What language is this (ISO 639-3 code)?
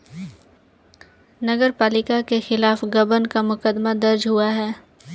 hin